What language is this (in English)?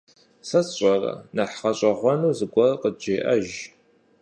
Kabardian